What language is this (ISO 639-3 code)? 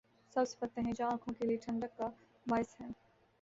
urd